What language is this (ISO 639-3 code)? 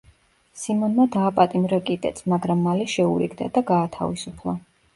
kat